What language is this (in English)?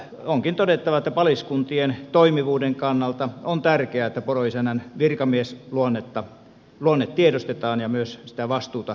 Finnish